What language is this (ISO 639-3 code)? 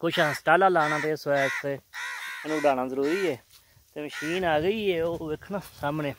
hin